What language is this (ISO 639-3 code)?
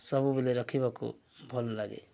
ori